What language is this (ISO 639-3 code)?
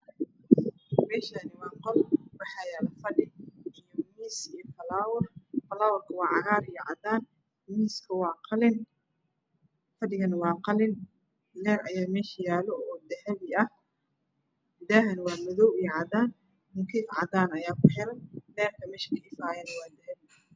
som